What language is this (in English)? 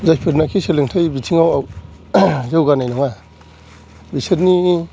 Bodo